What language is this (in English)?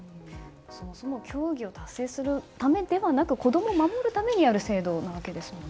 Japanese